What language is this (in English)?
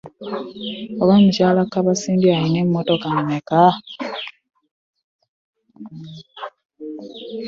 Ganda